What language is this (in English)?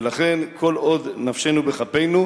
Hebrew